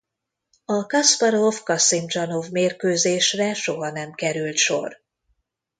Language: Hungarian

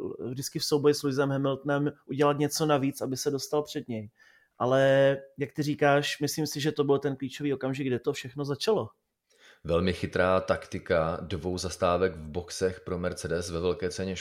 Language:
Czech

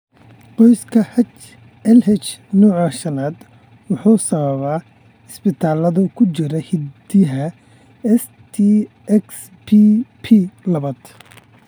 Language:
Somali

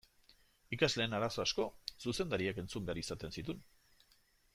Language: Basque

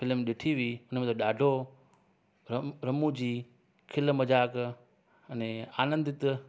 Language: Sindhi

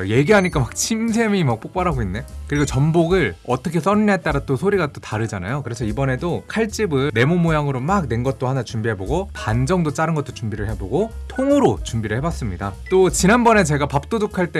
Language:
Korean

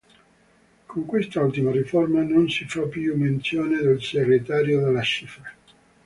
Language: Italian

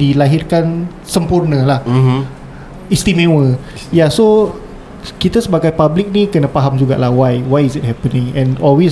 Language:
Malay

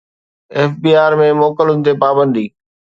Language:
Sindhi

